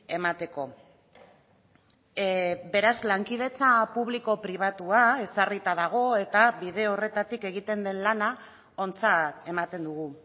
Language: Basque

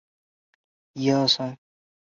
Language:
Chinese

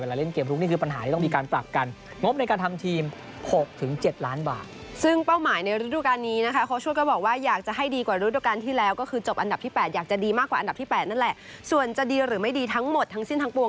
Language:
Thai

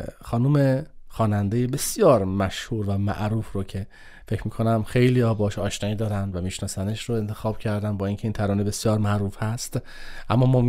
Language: Persian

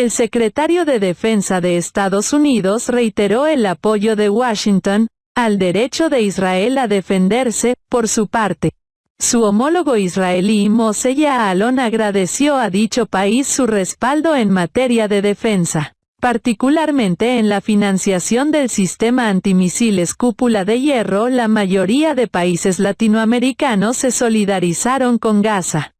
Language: Spanish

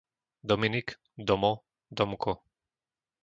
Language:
Slovak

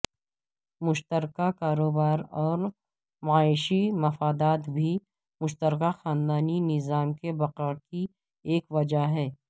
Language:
Urdu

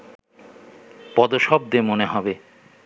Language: Bangla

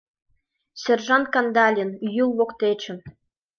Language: Mari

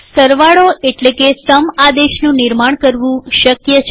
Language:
Gujarati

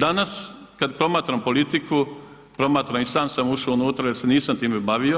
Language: Croatian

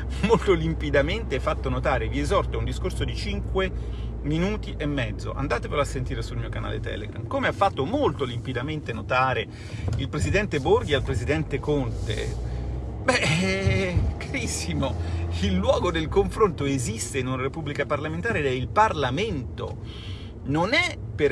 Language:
Italian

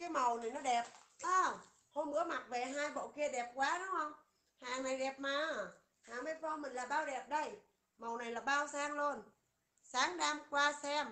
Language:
Vietnamese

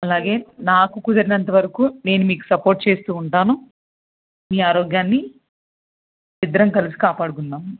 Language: Telugu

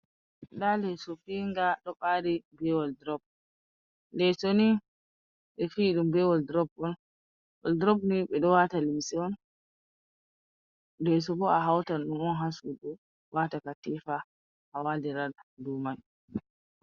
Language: Fula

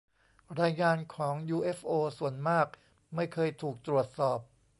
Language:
Thai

